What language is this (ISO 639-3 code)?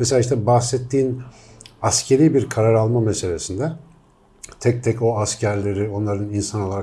tur